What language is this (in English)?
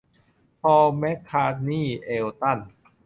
Thai